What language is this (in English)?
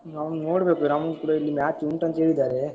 Kannada